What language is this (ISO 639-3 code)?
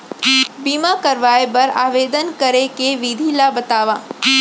hne